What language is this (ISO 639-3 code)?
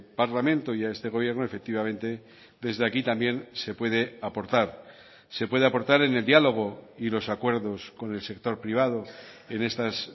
spa